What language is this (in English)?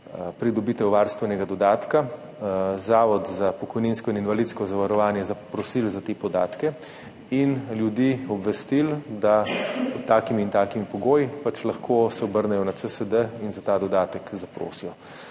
Slovenian